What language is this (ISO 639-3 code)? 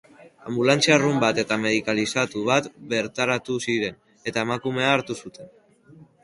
eus